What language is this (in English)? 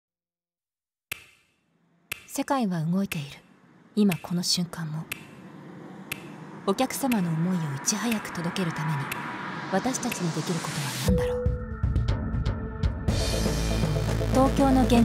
Japanese